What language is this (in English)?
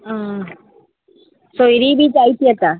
Konkani